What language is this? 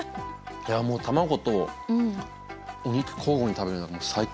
Japanese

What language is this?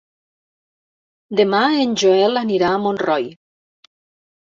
Catalan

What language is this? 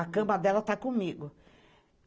Portuguese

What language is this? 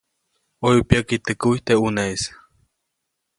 Copainalá Zoque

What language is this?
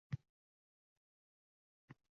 Uzbek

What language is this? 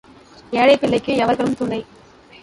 Tamil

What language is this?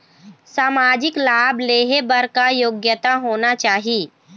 Chhattisgarhi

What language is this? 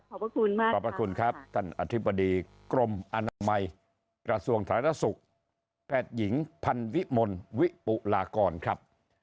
Thai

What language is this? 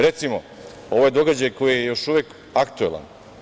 Serbian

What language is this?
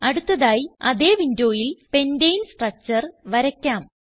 Malayalam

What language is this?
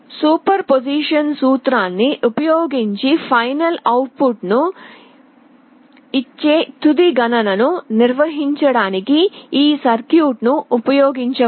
Telugu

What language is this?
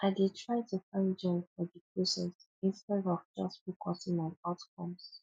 Nigerian Pidgin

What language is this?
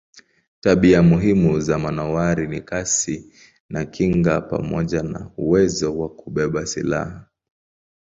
Swahili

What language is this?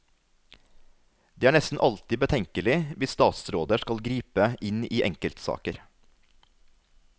Norwegian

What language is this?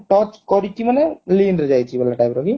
Odia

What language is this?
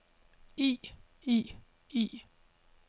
Danish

